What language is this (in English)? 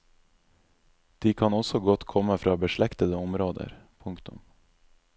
Norwegian